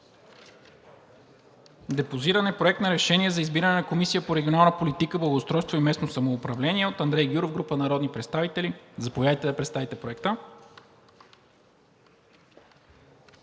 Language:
Bulgarian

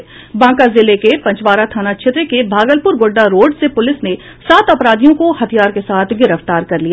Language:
Hindi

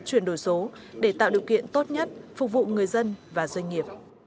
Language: Vietnamese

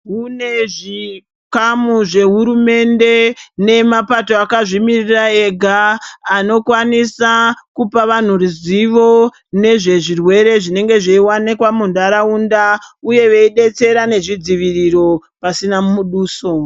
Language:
Ndau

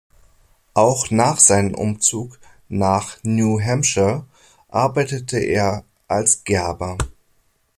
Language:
German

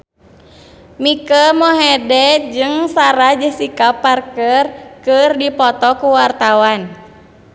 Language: Sundanese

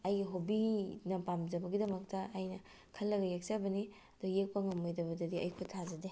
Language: Manipuri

